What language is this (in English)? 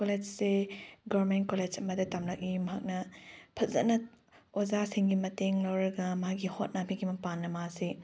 Manipuri